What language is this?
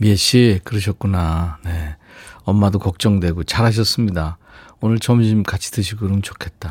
Korean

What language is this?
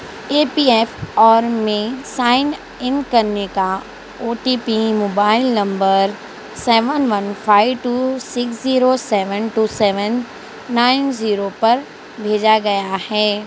Urdu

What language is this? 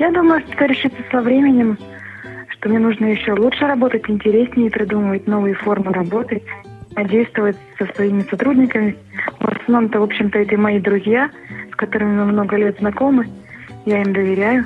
Russian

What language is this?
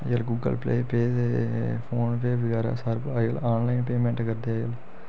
Dogri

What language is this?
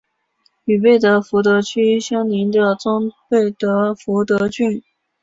Chinese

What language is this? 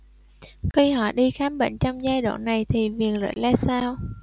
Vietnamese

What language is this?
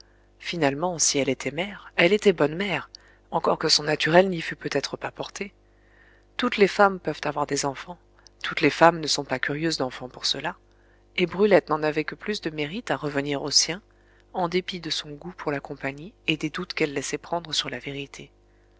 French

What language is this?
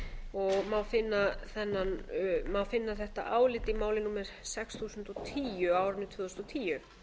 Icelandic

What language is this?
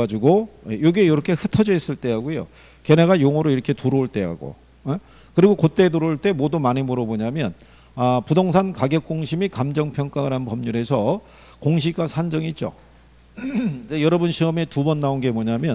Korean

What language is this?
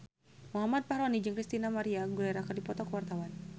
Sundanese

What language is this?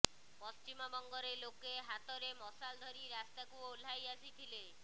Odia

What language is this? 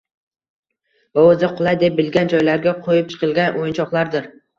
Uzbek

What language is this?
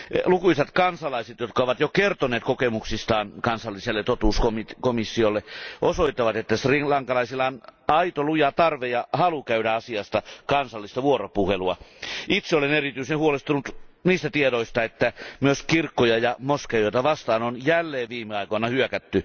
Finnish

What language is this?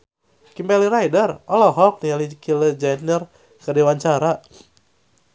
Sundanese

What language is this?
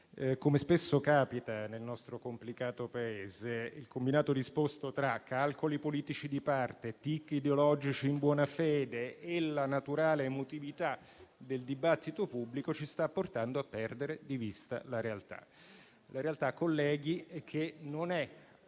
Italian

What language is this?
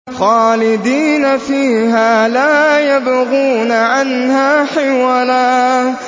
Arabic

